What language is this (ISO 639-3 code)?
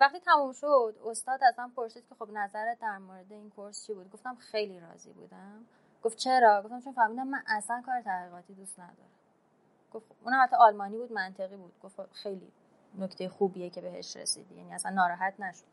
fas